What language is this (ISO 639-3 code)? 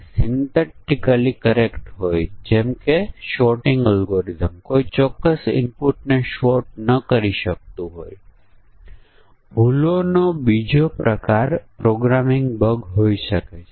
guj